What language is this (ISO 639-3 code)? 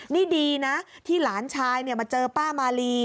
tha